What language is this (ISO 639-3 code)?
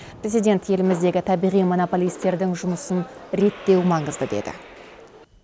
kaz